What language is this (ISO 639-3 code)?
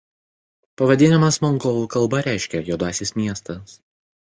lit